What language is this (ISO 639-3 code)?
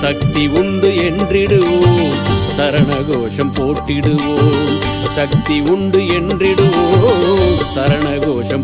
tam